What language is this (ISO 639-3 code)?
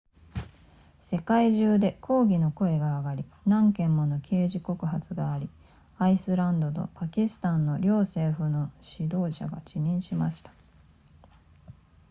jpn